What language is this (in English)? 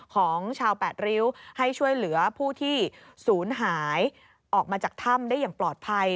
Thai